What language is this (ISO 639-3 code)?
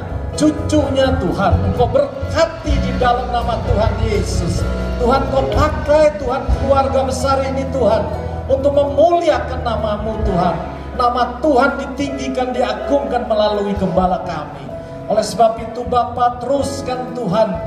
ind